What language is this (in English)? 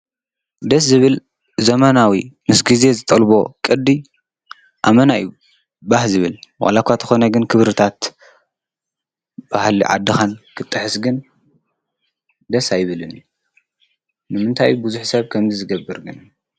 Tigrinya